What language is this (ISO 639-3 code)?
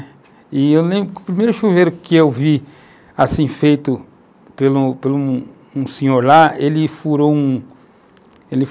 por